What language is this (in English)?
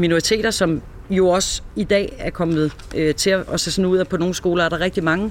Danish